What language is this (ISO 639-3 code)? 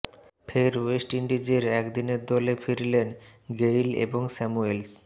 ben